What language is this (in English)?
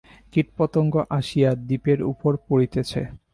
Bangla